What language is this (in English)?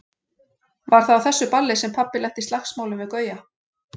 Icelandic